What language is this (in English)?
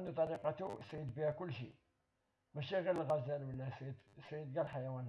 Arabic